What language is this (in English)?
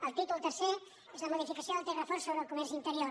Catalan